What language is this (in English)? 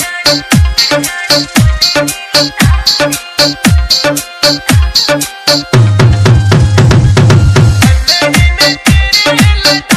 Arabic